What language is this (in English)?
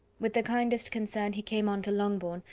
English